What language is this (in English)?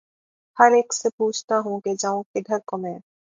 Urdu